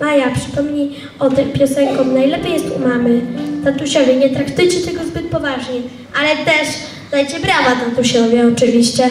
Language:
Polish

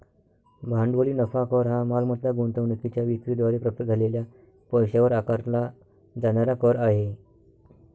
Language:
Marathi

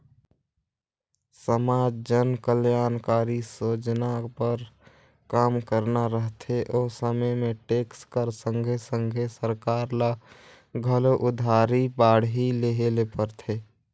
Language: Chhattisgarhi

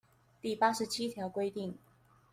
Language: Chinese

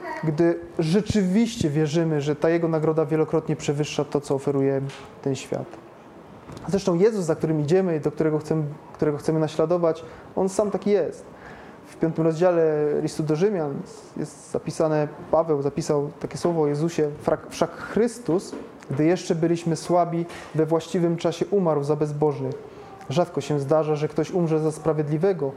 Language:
Polish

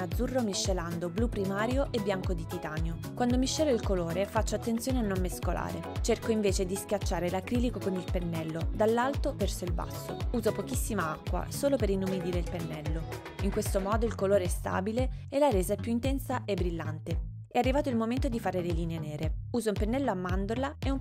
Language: Italian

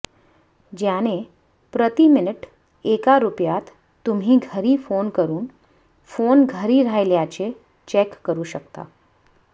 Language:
Marathi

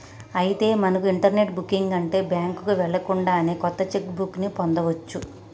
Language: Telugu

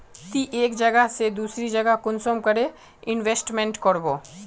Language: Magahi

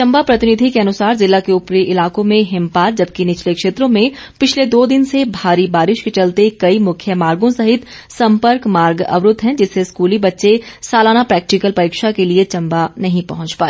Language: Hindi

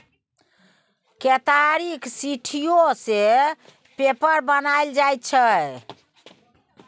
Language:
Maithili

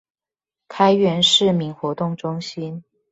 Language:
Chinese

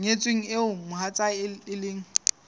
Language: Southern Sotho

